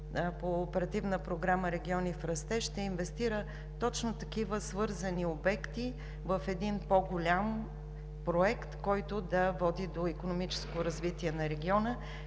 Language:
Bulgarian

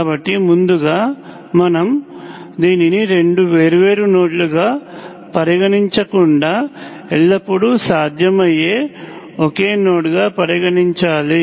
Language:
Telugu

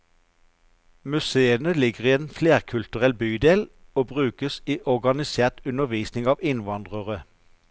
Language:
Norwegian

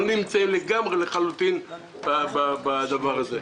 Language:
Hebrew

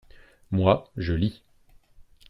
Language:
French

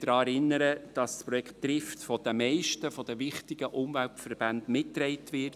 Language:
Swiss German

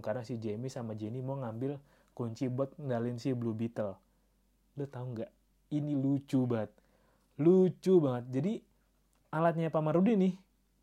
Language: Indonesian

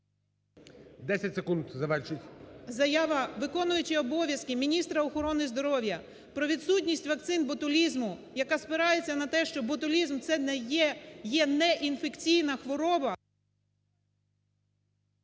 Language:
Ukrainian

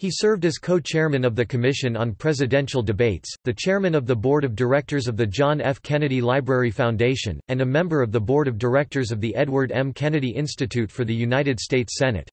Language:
English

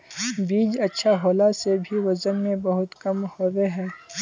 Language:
Magahi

